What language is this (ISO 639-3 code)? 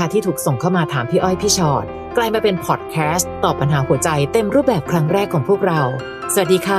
tha